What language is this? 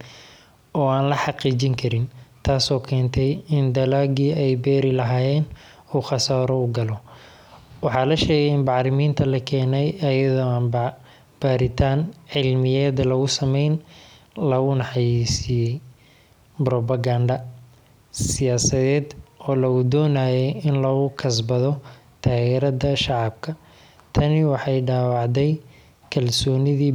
Somali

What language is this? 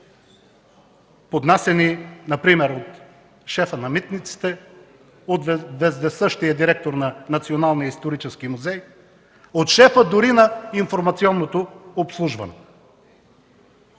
Bulgarian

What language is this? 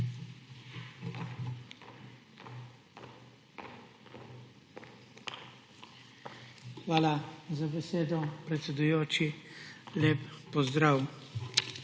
Slovenian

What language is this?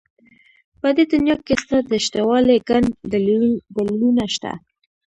Pashto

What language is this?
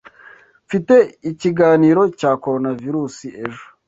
Kinyarwanda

